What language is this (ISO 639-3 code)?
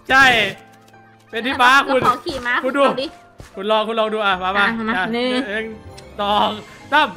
tha